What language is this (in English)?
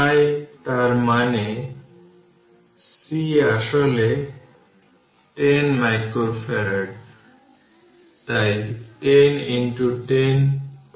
Bangla